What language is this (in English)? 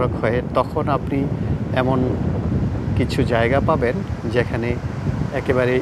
Bangla